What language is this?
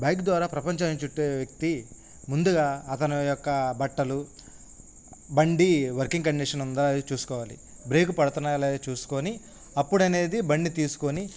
Telugu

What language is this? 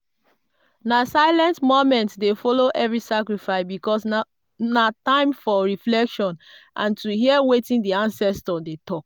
Nigerian Pidgin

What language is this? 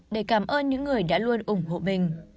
Vietnamese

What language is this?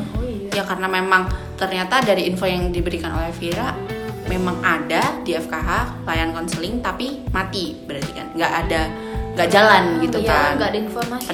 Indonesian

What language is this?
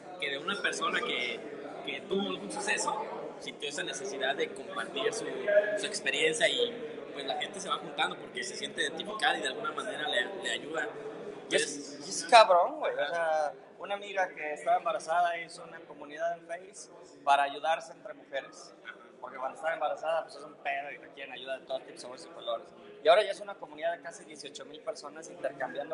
Spanish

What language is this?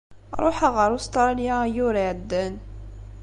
Kabyle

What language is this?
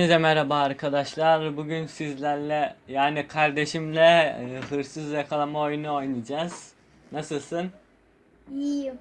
Turkish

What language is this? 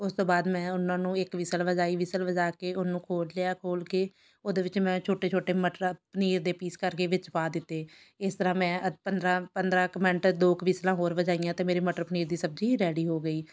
Punjabi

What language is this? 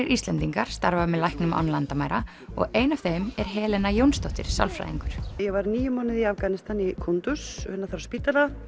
Icelandic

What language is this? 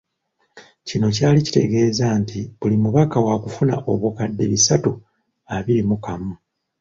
Ganda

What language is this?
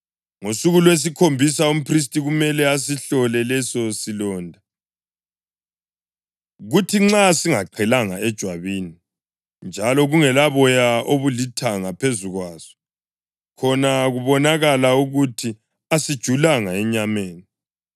North Ndebele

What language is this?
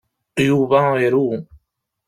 Kabyle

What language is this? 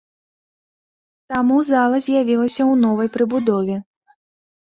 Belarusian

